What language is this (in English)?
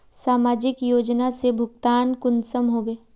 Magahi